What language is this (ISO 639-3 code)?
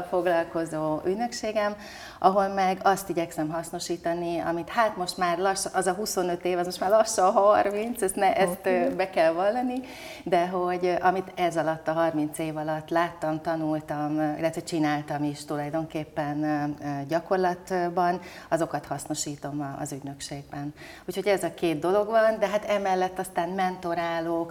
hun